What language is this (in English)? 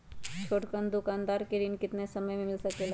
Magahi